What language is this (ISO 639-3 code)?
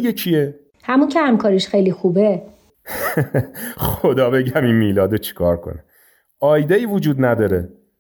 fas